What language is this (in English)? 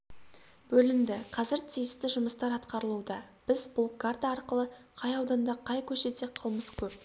Kazakh